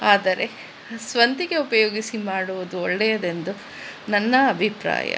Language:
Kannada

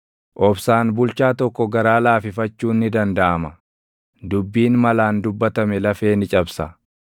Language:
Oromo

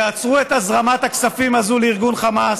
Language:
Hebrew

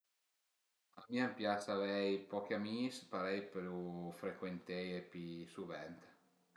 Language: Piedmontese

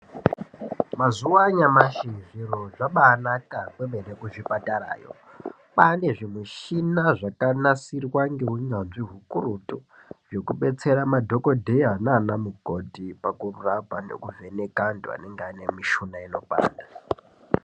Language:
Ndau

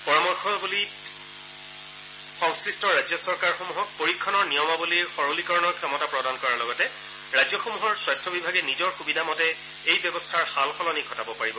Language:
Assamese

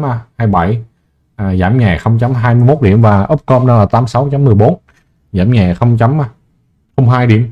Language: Vietnamese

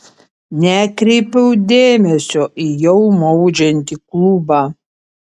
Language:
Lithuanian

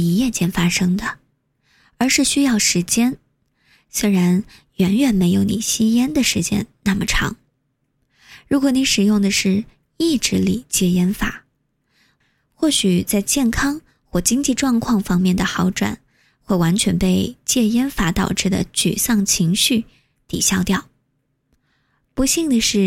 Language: Chinese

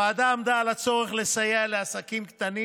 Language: Hebrew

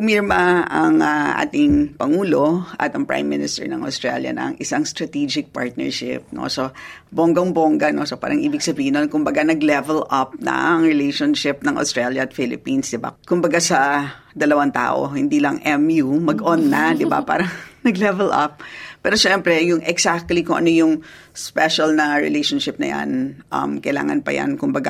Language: Filipino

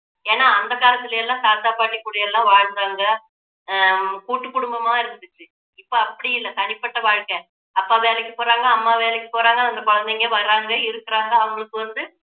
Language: Tamil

